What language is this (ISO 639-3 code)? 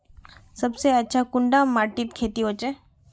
mag